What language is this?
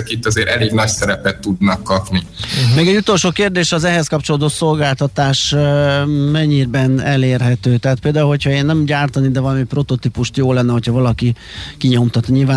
Hungarian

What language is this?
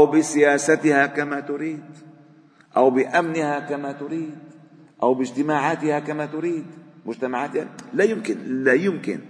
Arabic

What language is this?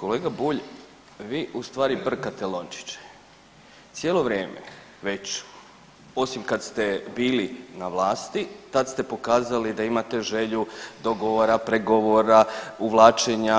Croatian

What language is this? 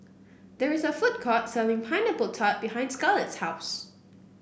English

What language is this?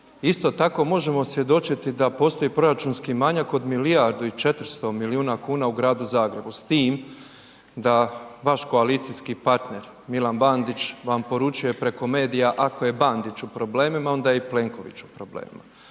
Croatian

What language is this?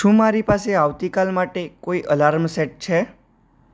Gujarati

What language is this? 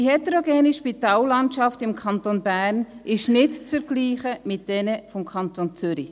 Swiss German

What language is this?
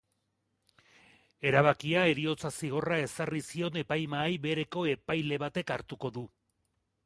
Basque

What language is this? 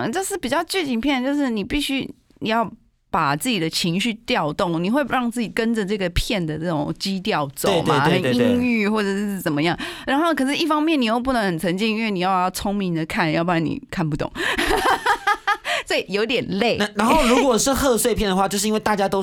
Chinese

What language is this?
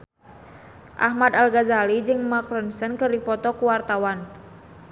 Sundanese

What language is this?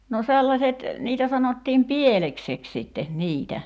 Finnish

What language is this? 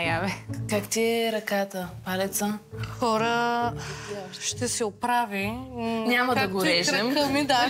Bulgarian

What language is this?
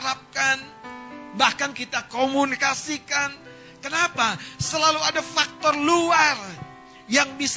Indonesian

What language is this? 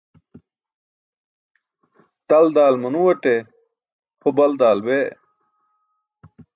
Burushaski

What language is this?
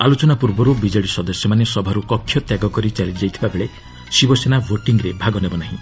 Odia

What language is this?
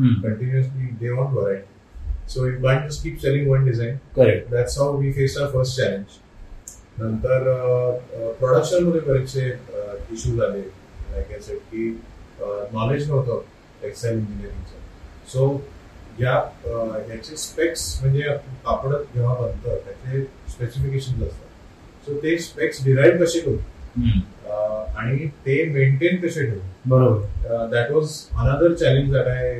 Marathi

